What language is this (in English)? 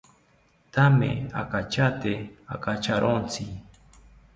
South Ucayali Ashéninka